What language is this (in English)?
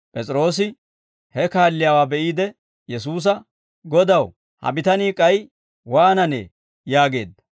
Dawro